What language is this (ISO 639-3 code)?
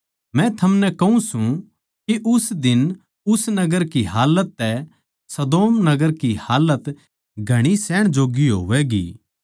bgc